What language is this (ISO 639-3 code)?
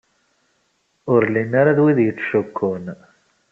kab